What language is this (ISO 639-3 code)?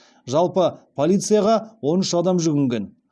kaz